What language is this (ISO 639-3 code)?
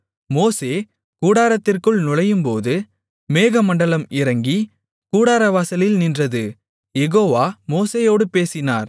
tam